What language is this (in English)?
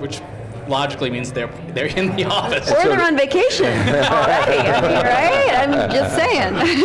English